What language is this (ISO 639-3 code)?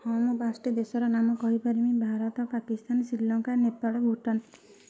ori